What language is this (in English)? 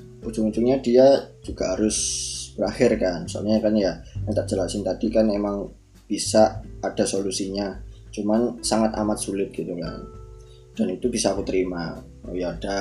Indonesian